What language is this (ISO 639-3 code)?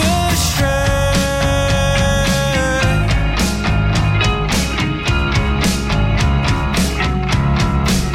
ita